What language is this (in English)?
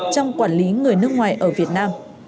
Vietnamese